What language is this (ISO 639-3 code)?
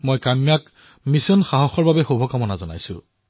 asm